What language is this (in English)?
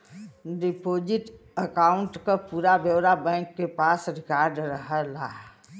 Bhojpuri